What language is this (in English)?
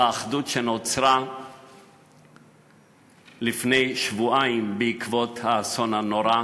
Hebrew